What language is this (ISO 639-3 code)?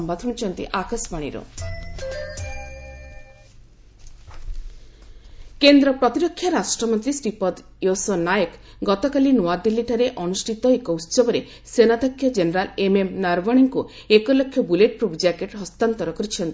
ori